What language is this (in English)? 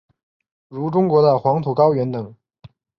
Chinese